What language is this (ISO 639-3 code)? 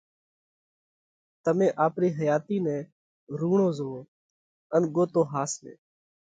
kvx